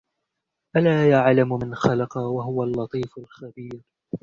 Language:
Arabic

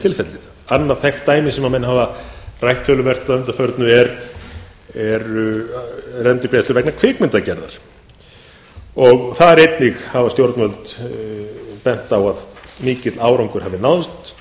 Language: Icelandic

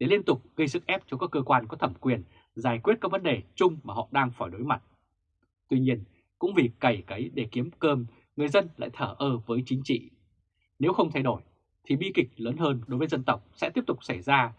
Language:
Vietnamese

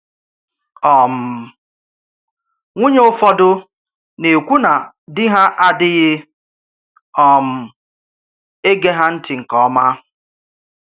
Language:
Igbo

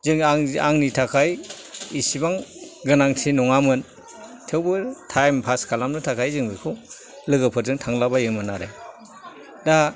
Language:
Bodo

